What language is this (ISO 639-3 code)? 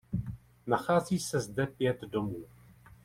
ces